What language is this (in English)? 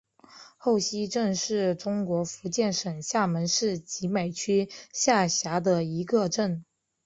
Chinese